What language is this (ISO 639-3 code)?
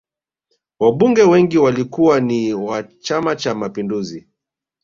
swa